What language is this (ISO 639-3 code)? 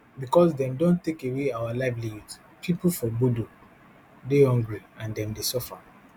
pcm